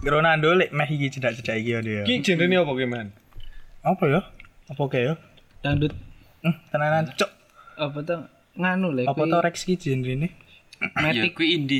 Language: Indonesian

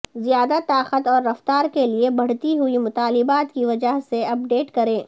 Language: Urdu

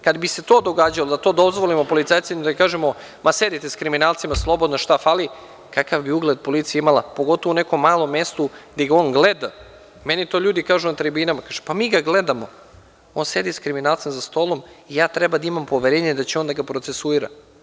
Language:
Serbian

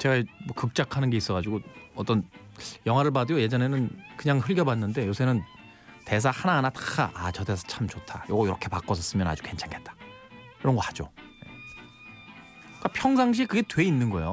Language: Korean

